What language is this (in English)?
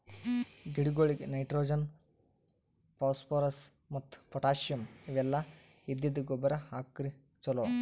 Kannada